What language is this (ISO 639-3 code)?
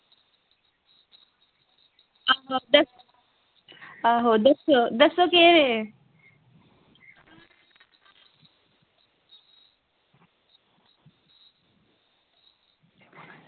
doi